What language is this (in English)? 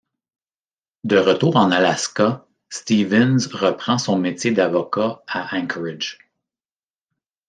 French